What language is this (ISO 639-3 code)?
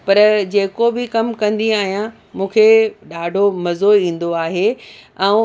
snd